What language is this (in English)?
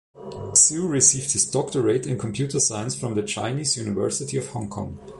English